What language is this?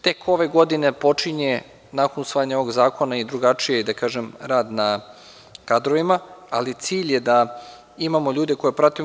Serbian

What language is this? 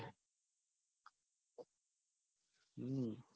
Gujarati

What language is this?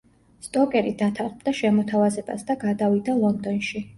Georgian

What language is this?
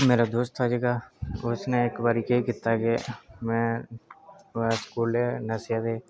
Dogri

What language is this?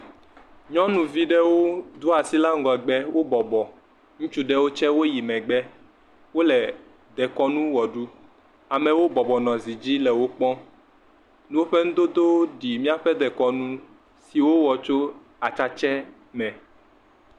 Ewe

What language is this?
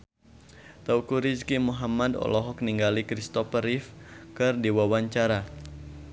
Sundanese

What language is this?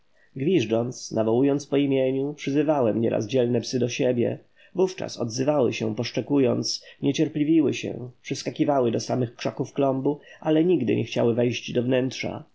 Polish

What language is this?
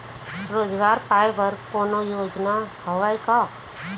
Chhattisgarhi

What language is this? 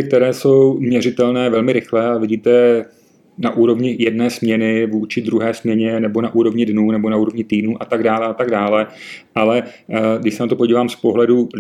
Czech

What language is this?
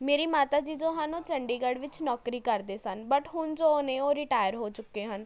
Punjabi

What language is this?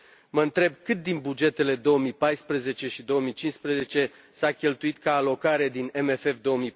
Romanian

